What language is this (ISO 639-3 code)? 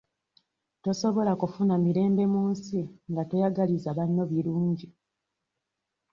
lug